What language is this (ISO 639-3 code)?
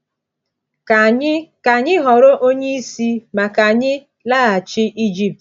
ibo